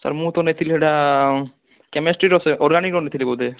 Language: Odia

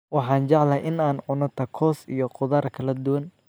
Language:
Somali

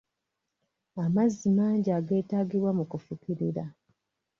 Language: Ganda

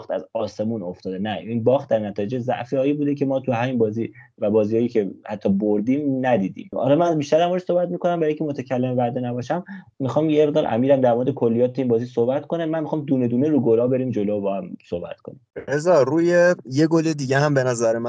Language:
Persian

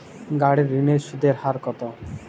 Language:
Bangla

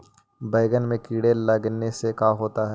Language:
Magahi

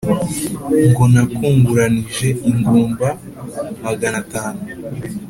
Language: Kinyarwanda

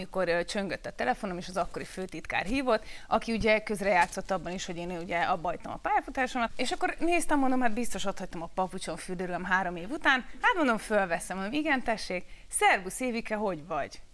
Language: Hungarian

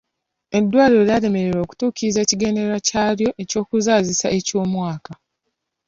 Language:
Ganda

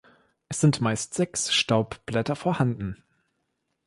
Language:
German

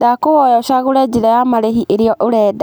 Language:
Kikuyu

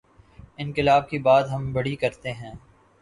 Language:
Urdu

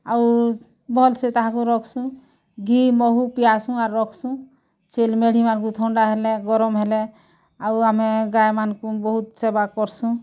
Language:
Odia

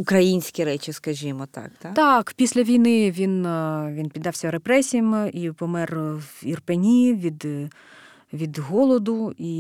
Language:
Ukrainian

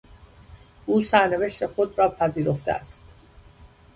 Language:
Persian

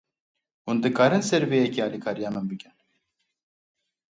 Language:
Kurdish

